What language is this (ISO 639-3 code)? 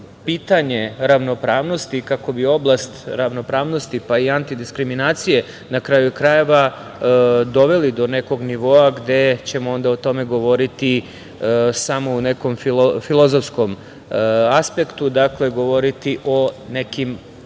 srp